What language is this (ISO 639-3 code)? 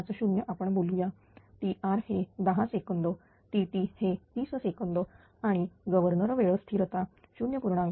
mar